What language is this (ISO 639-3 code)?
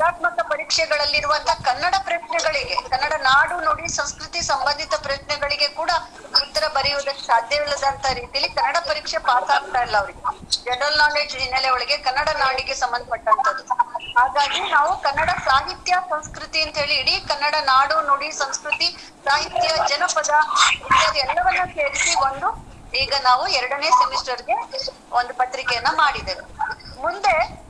kan